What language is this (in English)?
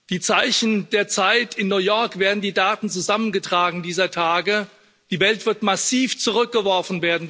German